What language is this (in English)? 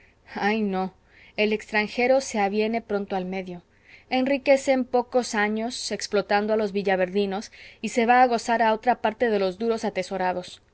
Spanish